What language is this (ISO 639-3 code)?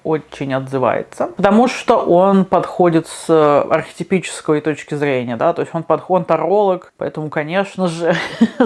rus